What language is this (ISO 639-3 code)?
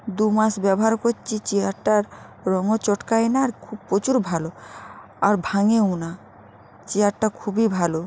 ben